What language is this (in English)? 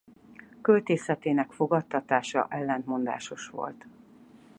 Hungarian